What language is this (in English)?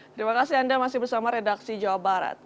Indonesian